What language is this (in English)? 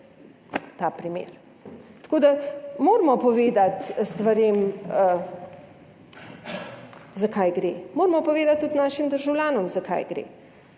Slovenian